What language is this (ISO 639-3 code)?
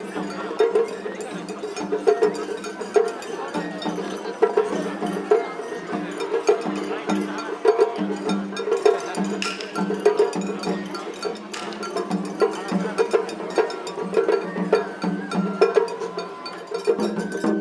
eng